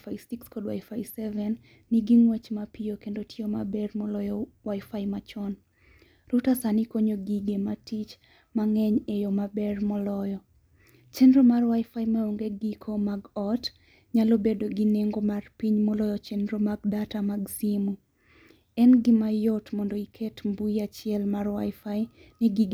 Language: Luo (Kenya and Tanzania)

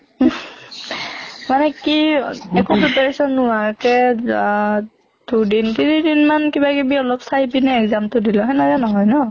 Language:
Assamese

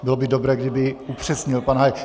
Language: Czech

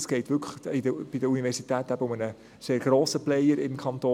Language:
Swiss German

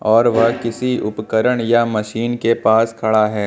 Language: Hindi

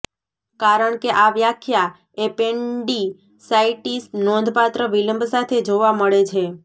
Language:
Gujarati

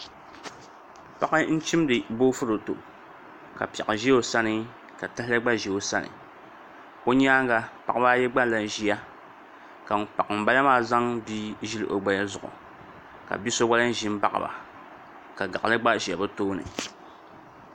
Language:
Dagbani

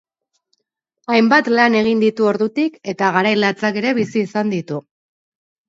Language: Basque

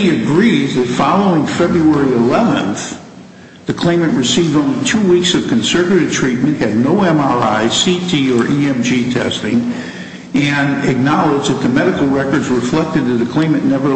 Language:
English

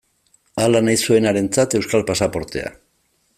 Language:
Basque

